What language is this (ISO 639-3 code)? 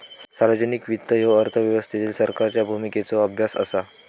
mar